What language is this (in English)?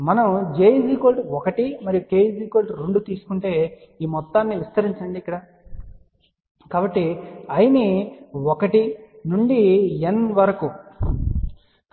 Telugu